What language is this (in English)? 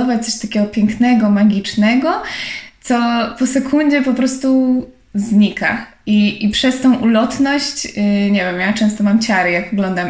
Polish